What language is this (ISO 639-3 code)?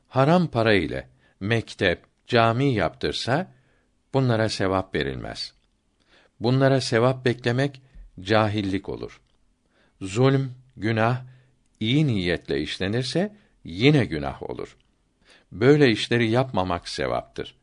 tur